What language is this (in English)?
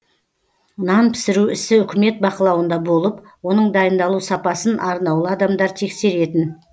Kazakh